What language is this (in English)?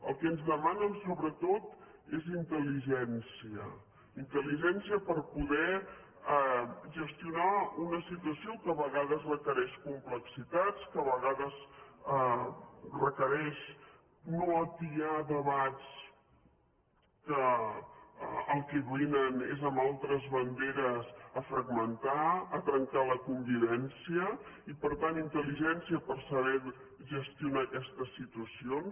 Catalan